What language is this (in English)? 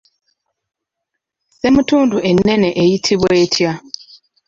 Ganda